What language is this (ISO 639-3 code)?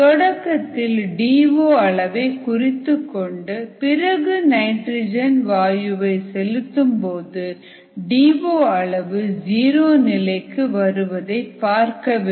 tam